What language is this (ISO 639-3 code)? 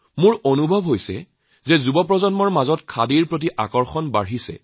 asm